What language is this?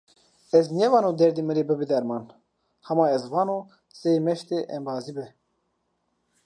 Zaza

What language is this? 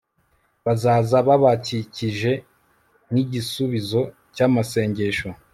Kinyarwanda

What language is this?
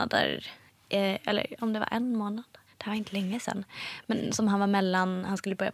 Swedish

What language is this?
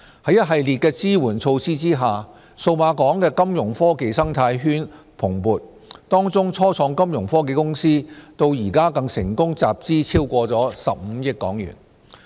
Cantonese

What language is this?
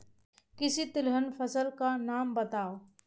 Hindi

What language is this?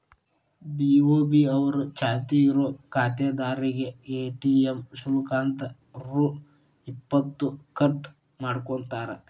Kannada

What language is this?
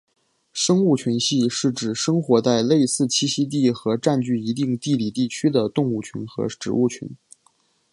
Chinese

